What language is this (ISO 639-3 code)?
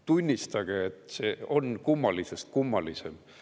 est